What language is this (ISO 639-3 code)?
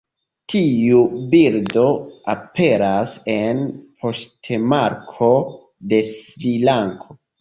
epo